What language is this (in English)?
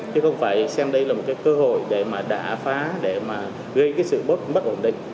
Vietnamese